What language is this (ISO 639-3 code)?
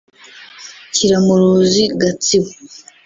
kin